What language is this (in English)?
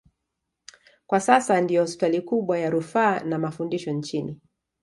Swahili